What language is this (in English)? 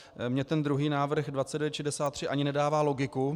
Czech